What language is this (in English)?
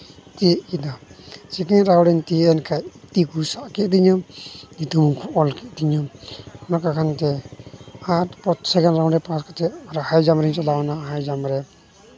Santali